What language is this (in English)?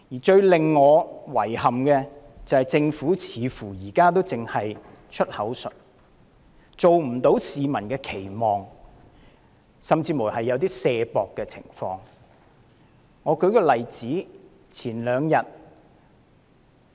Cantonese